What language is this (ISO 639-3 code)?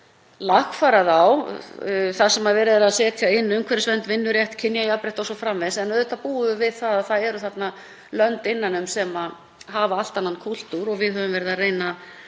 isl